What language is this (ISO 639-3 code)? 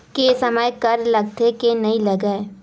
hne